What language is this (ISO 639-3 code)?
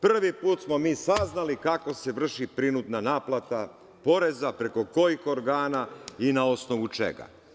srp